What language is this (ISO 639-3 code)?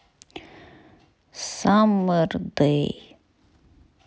rus